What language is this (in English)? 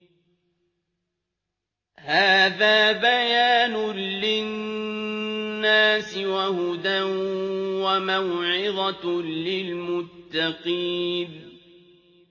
Arabic